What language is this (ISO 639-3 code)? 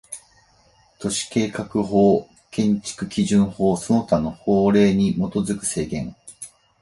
jpn